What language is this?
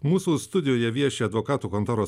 Lithuanian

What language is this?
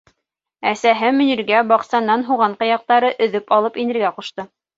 Bashkir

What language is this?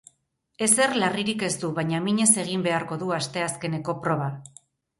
Basque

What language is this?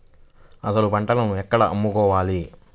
Telugu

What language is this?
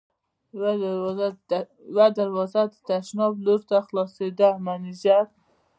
Pashto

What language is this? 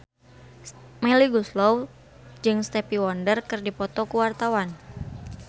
Sundanese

